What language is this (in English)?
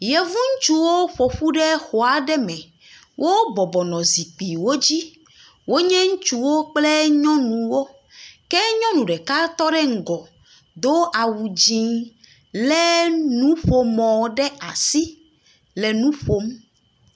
Ewe